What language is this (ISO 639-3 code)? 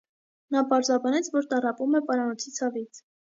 hye